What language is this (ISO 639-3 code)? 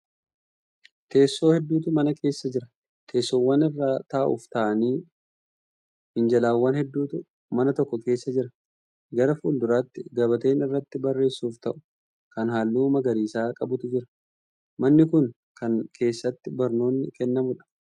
orm